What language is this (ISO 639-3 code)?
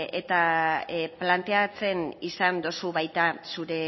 eus